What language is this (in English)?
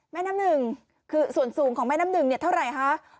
Thai